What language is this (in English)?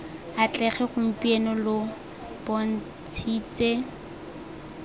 Tswana